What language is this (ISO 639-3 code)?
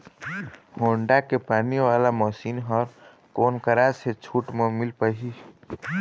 hne